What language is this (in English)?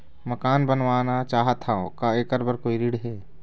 Chhattisgarhi